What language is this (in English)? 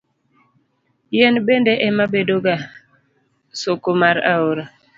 Luo (Kenya and Tanzania)